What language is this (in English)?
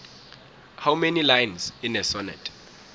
South Ndebele